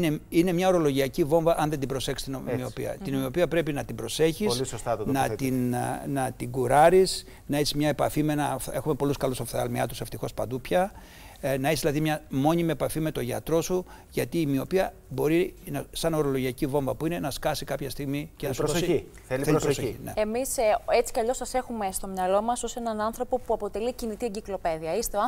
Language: Greek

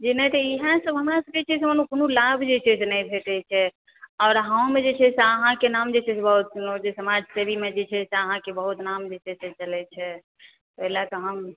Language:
Maithili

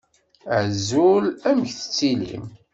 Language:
Kabyle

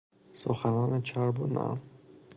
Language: Persian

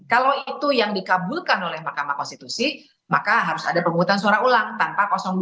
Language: Indonesian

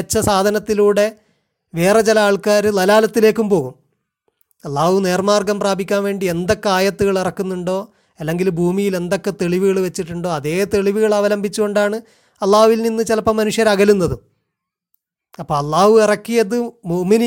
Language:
Malayalam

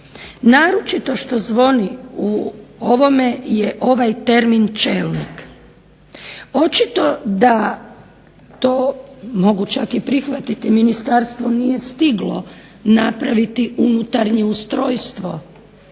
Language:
Croatian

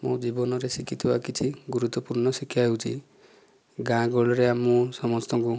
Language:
Odia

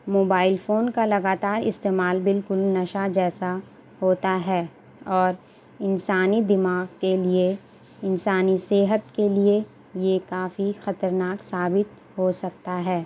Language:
Urdu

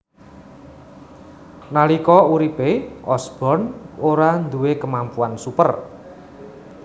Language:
Javanese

